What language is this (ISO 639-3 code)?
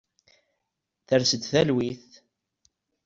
kab